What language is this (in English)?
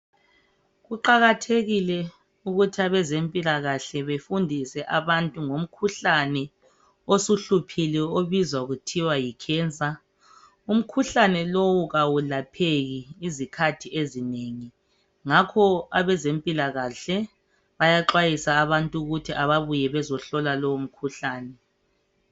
North Ndebele